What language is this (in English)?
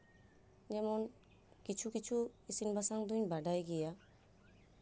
Santali